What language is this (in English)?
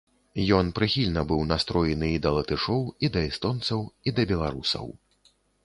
Belarusian